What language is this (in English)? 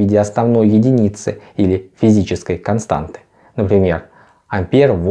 Russian